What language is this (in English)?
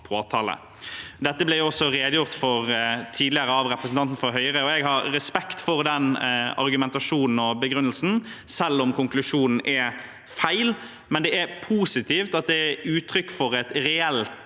Norwegian